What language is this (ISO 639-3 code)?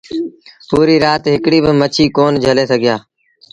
sbn